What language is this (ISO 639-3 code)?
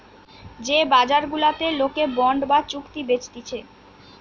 ben